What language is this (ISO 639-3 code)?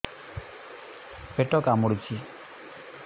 ori